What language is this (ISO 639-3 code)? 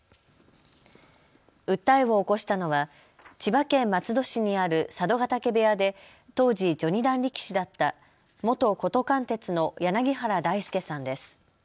jpn